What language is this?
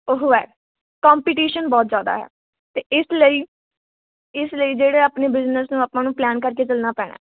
Punjabi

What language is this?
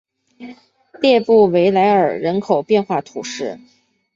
Chinese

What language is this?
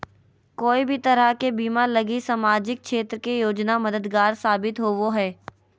Magahi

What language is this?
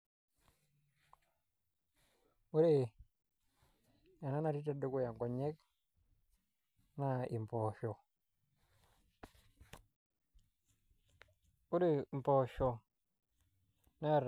Masai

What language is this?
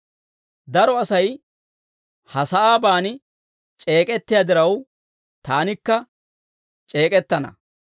Dawro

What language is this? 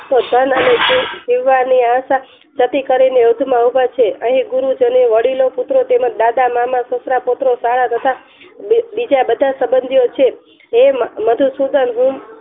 Gujarati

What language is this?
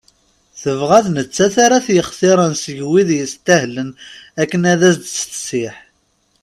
Kabyle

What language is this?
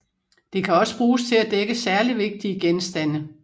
Danish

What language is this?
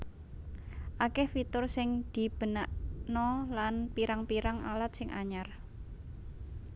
Javanese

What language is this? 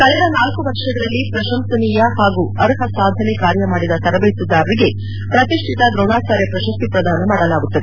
Kannada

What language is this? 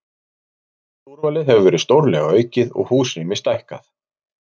Icelandic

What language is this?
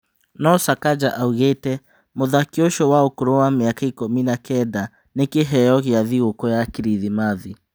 Kikuyu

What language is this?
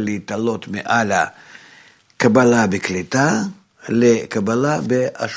Hebrew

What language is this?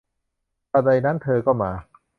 Thai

